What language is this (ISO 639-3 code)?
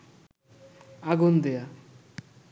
ben